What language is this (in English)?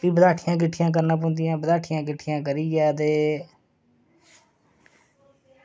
Dogri